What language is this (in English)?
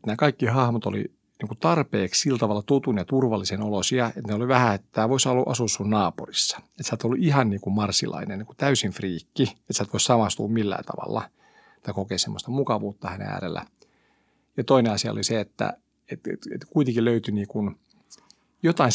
Finnish